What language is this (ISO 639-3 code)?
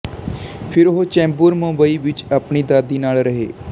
pan